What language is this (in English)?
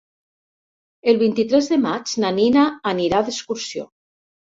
Catalan